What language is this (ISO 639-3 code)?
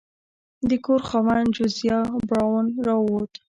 pus